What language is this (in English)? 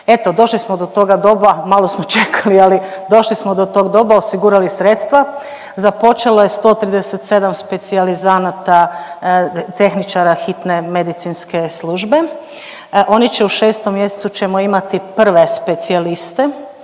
Croatian